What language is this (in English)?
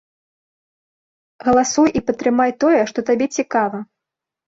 Belarusian